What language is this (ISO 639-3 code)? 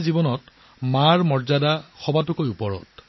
asm